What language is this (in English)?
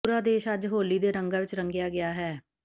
Punjabi